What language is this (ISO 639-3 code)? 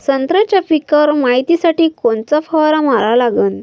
mar